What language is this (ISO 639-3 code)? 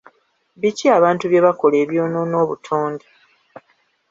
lug